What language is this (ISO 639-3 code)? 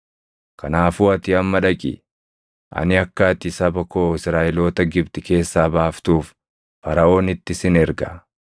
orm